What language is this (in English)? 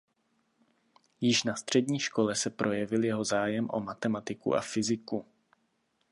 Czech